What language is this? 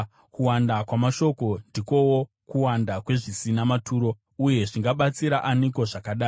Shona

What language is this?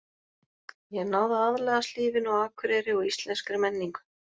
Icelandic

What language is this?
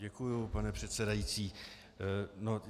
Czech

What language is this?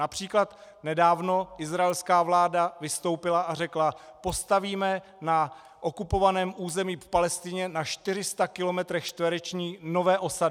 Czech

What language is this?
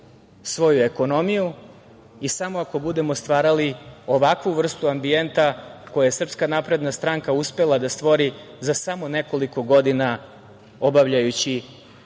Serbian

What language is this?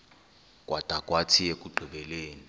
Xhosa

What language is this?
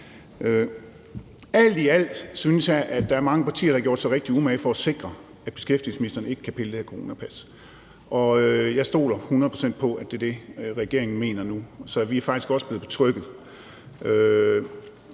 Danish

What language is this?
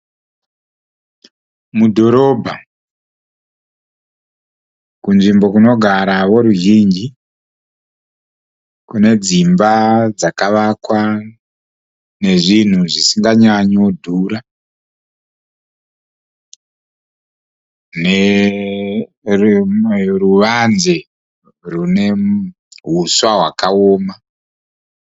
Shona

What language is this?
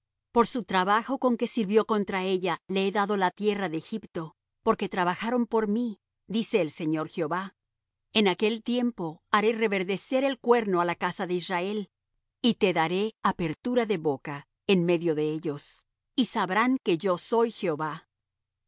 Spanish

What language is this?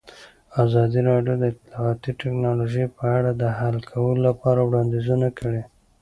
Pashto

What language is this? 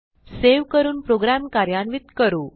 Marathi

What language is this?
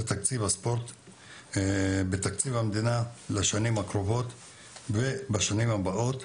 Hebrew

